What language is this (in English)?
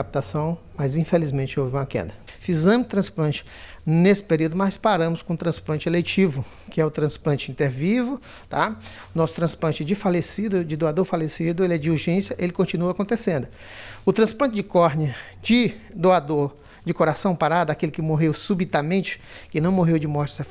Portuguese